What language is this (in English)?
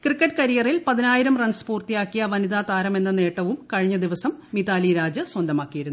Malayalam